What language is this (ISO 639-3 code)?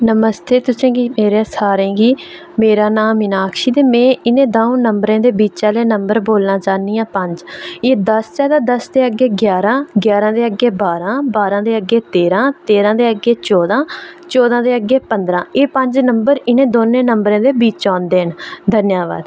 doi